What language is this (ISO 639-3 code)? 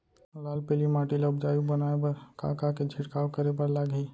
hne